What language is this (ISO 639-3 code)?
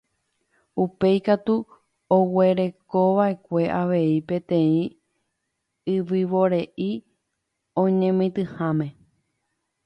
grn